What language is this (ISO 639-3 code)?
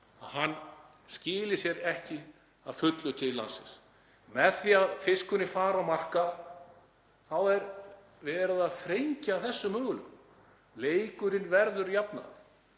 isl